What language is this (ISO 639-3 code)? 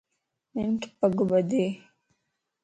lss